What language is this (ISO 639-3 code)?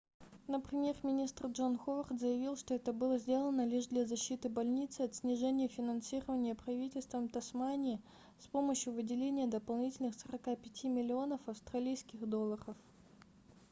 rus